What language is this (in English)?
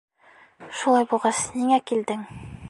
Bashkir